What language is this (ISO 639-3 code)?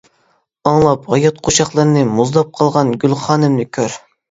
uig